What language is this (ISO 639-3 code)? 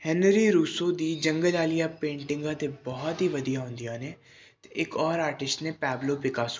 pan